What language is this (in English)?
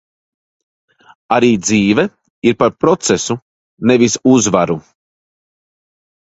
Latvian